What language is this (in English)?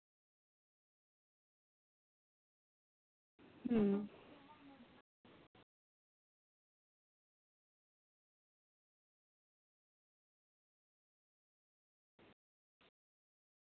Santali